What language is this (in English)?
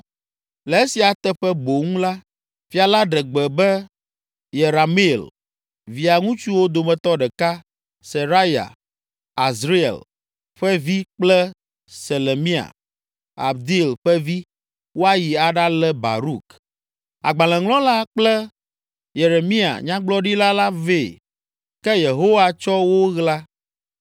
Ewe